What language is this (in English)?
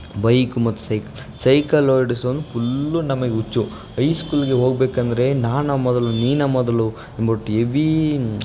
Kannada